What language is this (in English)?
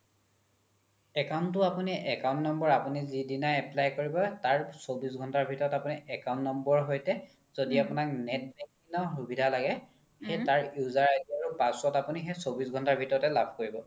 Assamese